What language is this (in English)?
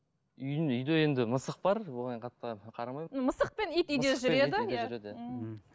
Kazakh